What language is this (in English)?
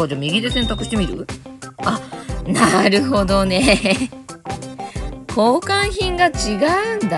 Japanese